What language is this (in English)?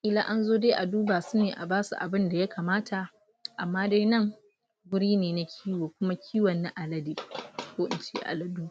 Hausa